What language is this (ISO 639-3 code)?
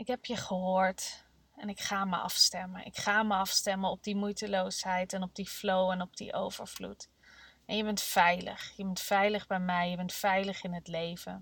nld